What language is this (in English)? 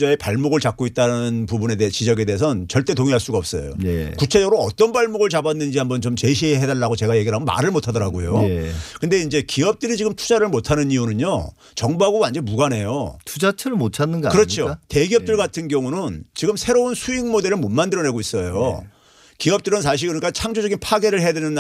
Korean